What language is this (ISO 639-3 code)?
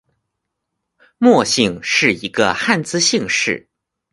zho